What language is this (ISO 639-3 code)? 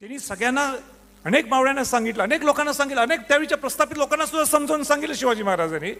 mar